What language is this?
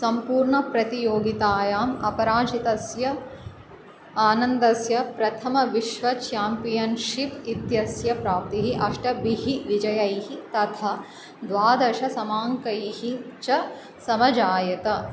Sanskrit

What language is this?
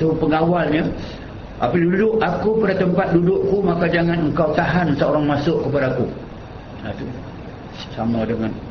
Malay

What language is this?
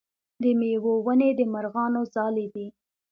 Pashto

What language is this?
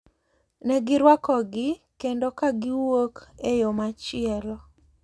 Luo (Kenya and Tanzania)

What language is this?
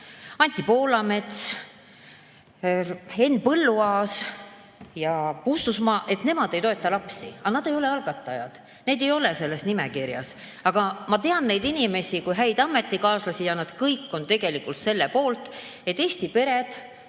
Estonian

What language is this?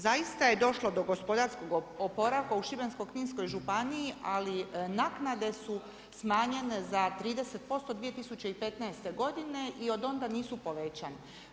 Croatian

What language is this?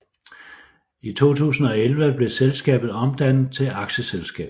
Danish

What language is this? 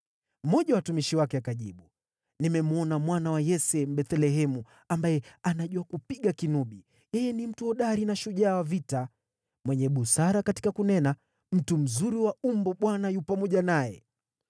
Swahili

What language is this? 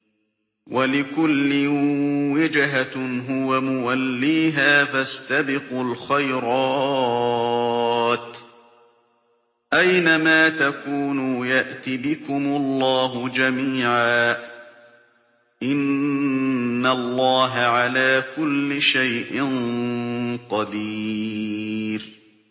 Arabic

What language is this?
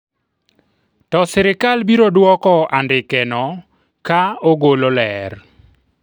Luo (Kenya and Tanzania)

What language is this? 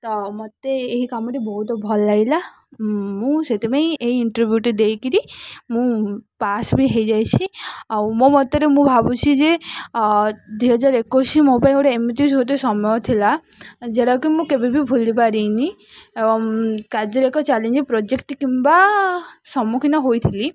Odia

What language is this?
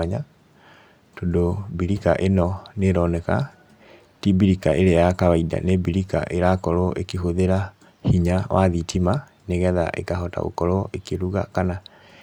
Kikuyu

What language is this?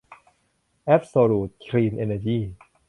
Thai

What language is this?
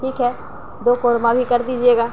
Urdu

